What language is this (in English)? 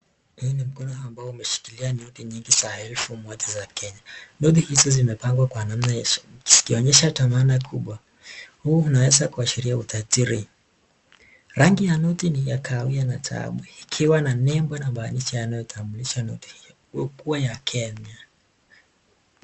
Swahili